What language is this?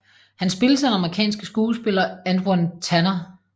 Danish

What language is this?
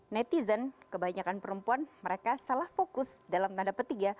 Indonesian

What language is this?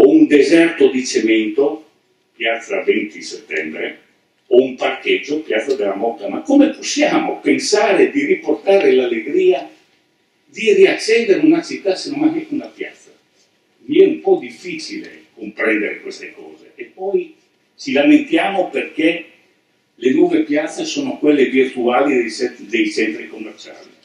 Italian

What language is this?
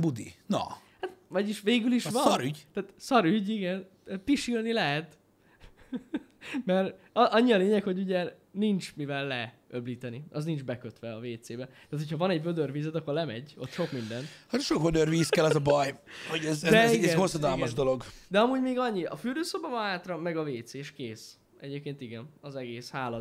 Hungarian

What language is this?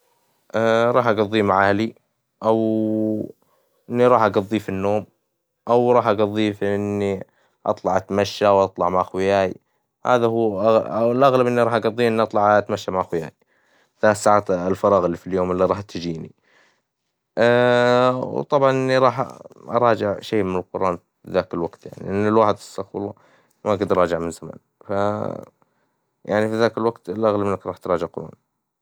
Hijazi Arabic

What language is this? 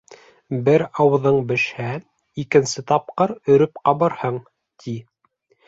Bashkir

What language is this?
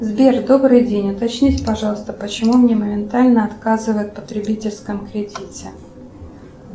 Russian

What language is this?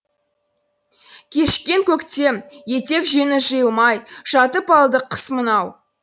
Kazakh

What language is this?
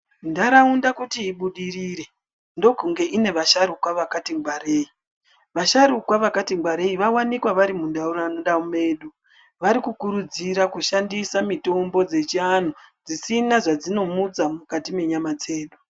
Ndau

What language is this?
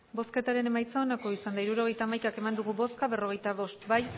Basque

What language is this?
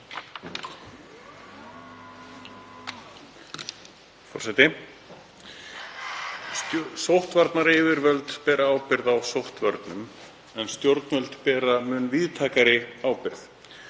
Icelandic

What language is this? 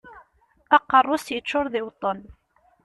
Kabyle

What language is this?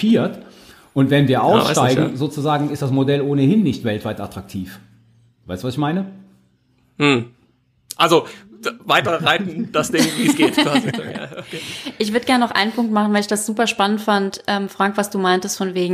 German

